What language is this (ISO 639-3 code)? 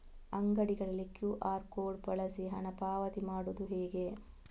kan